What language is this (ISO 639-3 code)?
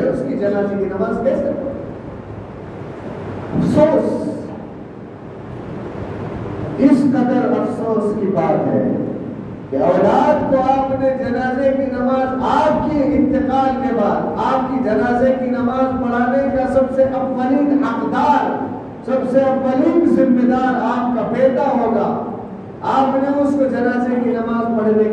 urd